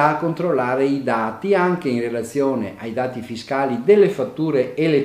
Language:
Italian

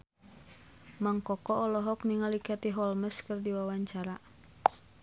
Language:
Sundanese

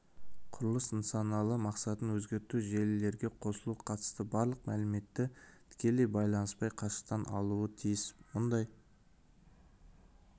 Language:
Kazakh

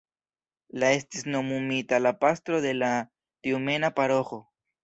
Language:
Esperanto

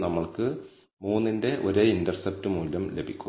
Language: Malayalam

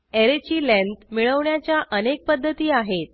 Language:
Marathi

